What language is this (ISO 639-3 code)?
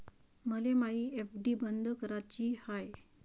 mar